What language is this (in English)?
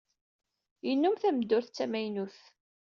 Kabyle